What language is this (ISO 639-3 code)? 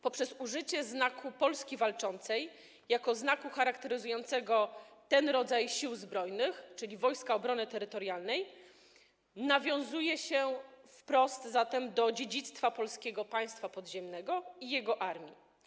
pol